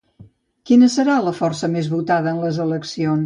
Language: Catalan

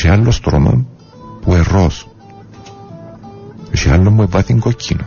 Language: Greek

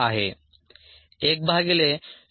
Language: Marathi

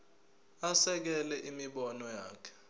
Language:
Zulu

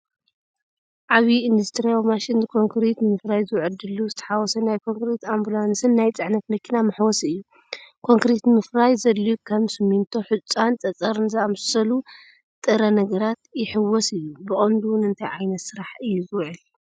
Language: Tigrinya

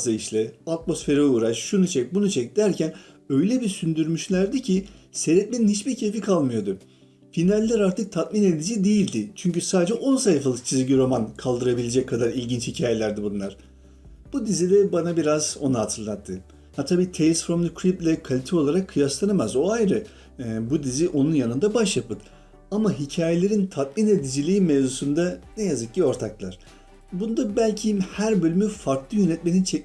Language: Turkish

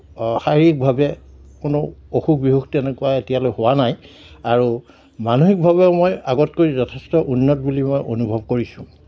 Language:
Assamese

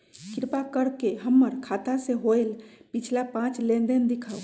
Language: Magahi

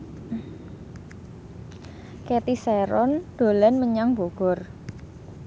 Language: Javanese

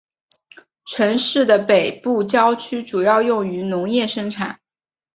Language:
Chinese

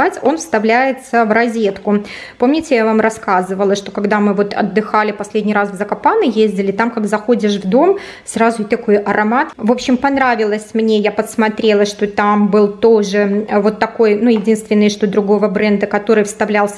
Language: Russian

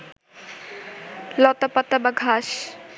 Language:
Bangla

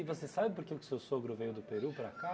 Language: Portuguese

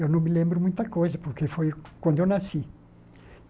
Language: Portuguese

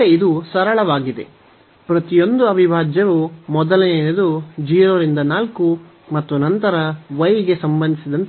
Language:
Kannada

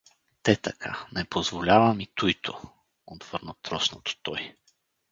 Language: Bulgarian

